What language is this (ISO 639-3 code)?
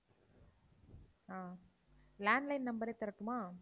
tam